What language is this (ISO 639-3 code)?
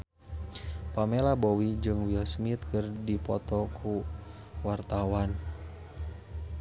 sun